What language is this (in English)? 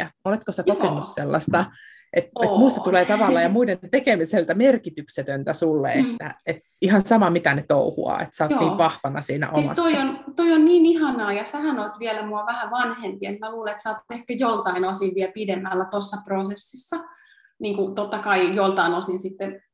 Finnish